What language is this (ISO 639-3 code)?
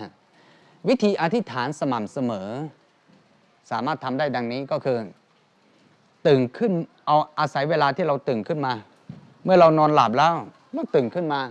tha